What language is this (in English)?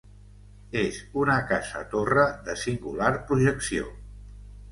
Catalan